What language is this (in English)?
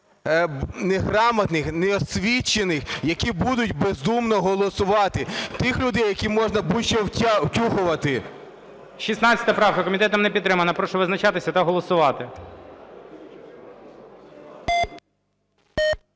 Ukrainian